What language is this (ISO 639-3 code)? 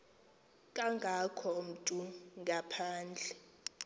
xho